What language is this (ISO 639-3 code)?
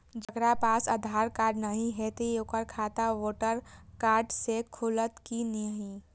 mai